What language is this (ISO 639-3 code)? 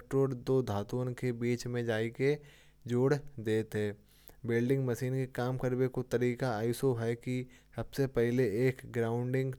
bjj